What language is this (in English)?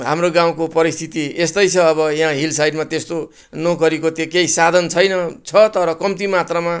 Nepali